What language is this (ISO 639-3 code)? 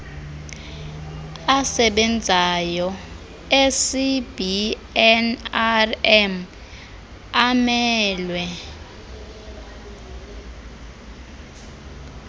xho